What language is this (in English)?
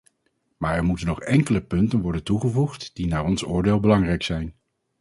Dutch